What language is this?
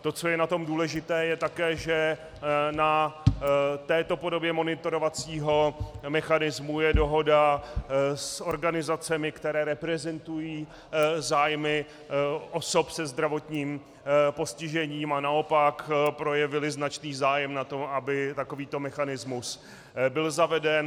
Czech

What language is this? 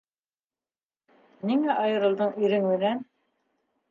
Bashkir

